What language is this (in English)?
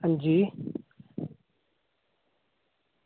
Dogri